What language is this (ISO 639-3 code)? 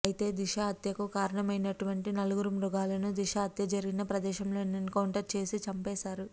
tel